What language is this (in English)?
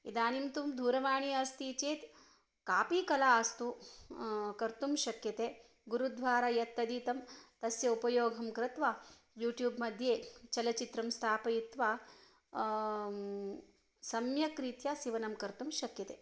Sanskrit